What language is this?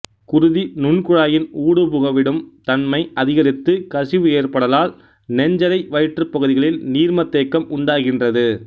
Tamil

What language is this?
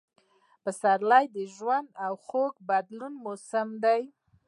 Pashto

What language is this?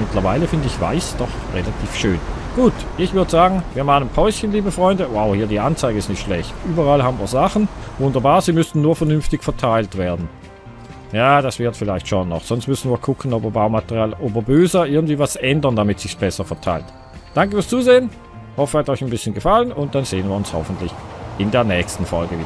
German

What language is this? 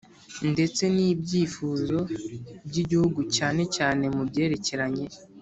Kinyarwanda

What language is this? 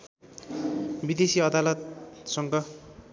Nepali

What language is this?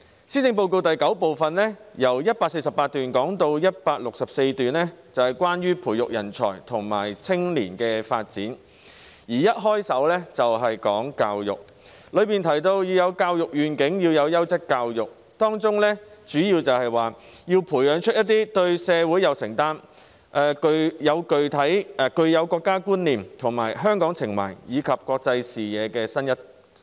Cantonese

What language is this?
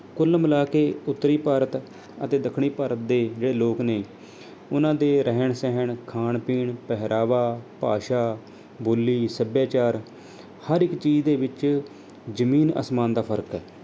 Punjabi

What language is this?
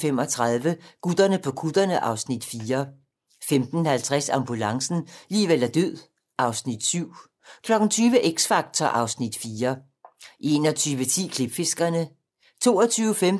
Danish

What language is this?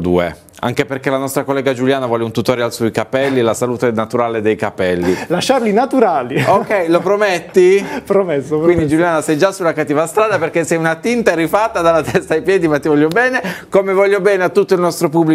Italian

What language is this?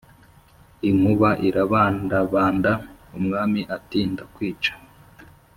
Kinyarwanda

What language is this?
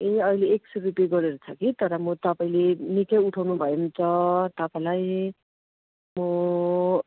Nepali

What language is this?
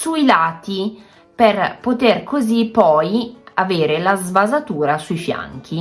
Italian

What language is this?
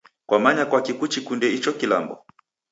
Taita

